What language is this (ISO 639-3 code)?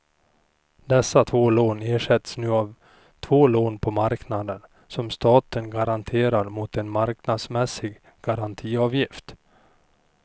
swe